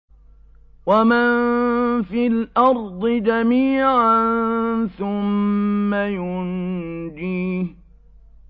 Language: Arabic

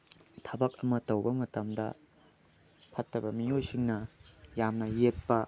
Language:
Manipuri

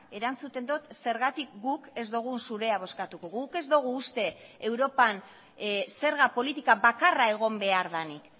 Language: Basque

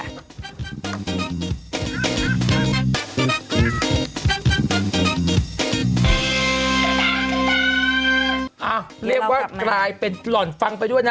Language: Thai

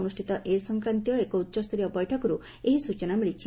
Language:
Odia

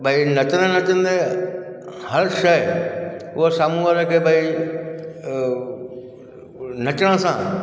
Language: Sindhi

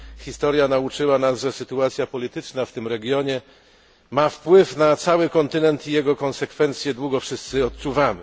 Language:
Polish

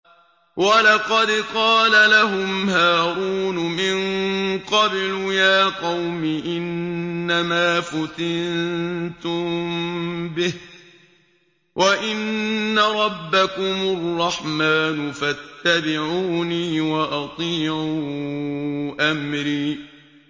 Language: Arabic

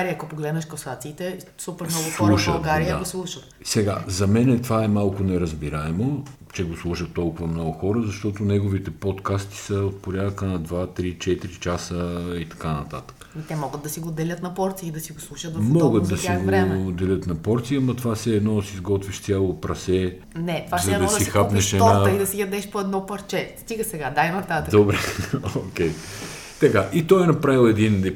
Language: Bulgarian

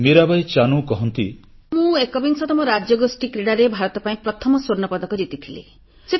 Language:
Odia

